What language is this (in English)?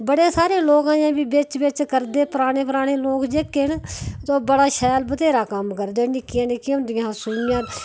Dogri